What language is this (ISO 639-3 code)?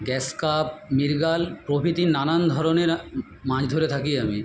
ben